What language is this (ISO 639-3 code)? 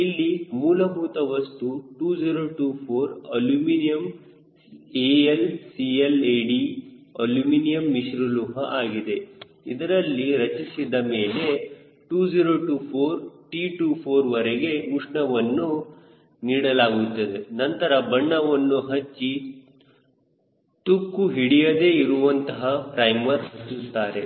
kan